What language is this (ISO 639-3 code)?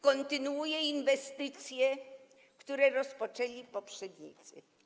pol